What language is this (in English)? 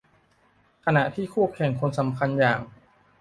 Thai